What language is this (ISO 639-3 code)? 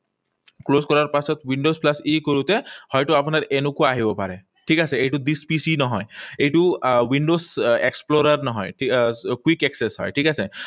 asm